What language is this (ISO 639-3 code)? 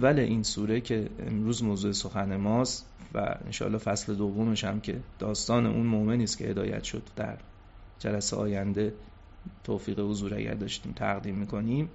fas